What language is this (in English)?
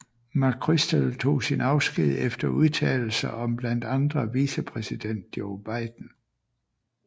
Danish